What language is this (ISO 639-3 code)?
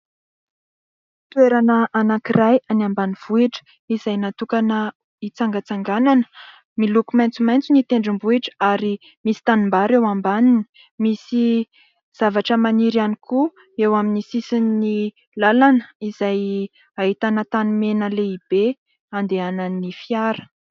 mlg